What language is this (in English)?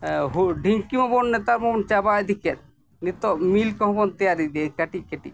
Santali